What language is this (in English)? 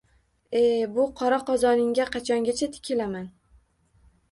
Uzbek